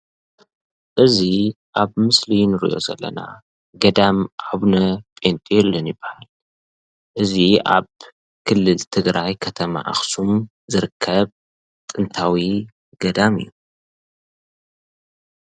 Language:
Tigrinya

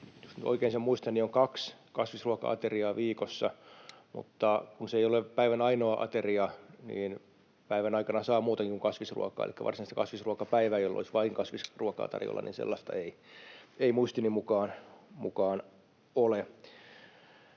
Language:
Finnish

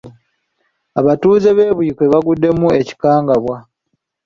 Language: Ganda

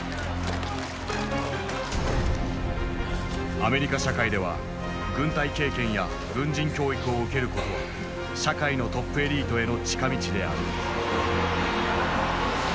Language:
Japanese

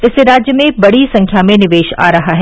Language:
Hindi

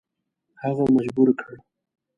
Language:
Pashto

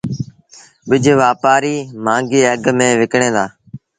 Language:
Sindhi Bhil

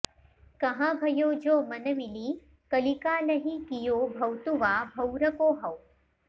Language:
Sanskrit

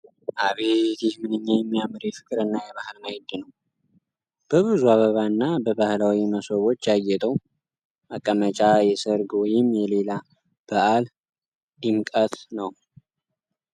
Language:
Amharic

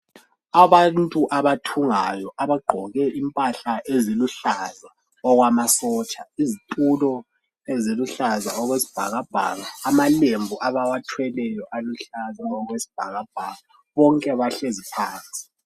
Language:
North Ndebele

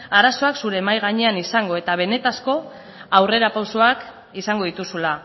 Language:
Basque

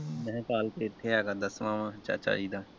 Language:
Punjabi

